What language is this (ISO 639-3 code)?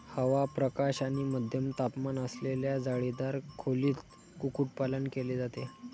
mar